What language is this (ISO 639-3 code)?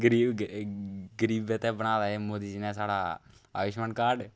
doi